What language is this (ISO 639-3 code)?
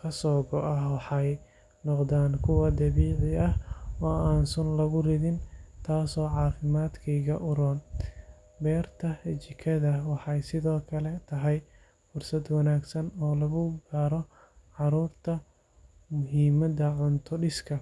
som